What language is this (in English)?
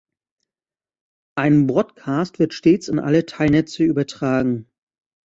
German